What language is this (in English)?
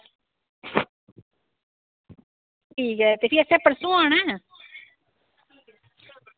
Dogri